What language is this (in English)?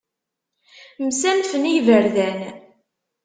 Kabyle